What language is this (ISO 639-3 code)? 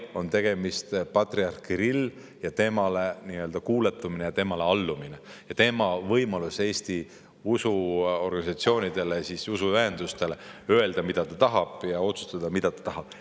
est